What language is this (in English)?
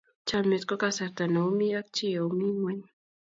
Kalenjin